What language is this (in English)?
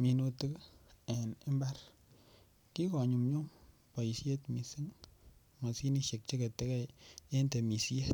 Kalenjin